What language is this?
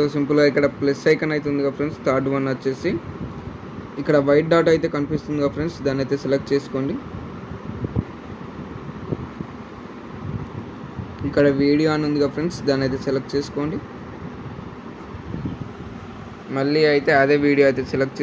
Hindi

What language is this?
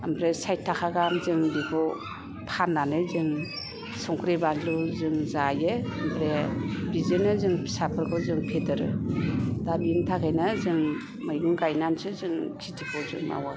Bodo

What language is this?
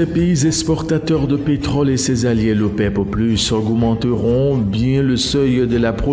French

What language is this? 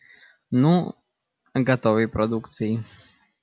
Russian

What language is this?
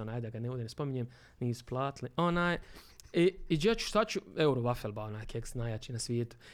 Croatian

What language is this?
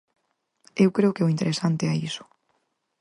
Galician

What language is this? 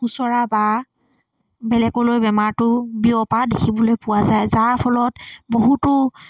Assamese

